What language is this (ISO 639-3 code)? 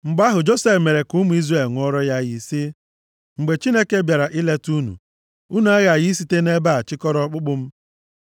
ibo